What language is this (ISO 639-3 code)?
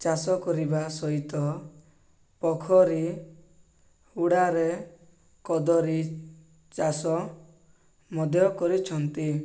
ori